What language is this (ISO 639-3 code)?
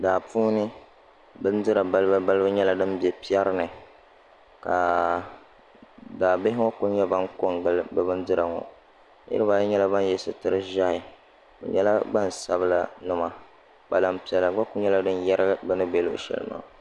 dag